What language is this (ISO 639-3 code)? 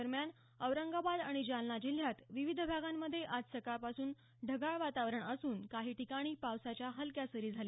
mar